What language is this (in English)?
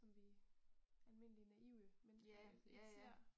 Danish